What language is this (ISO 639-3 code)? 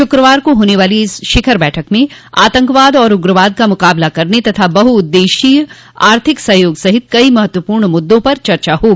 hin